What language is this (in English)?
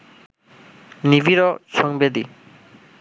Bangla